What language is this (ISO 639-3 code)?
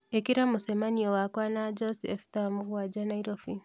kik